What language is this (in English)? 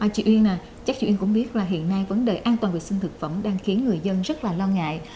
Vietnamese